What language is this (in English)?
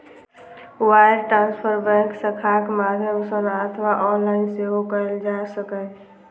Maithili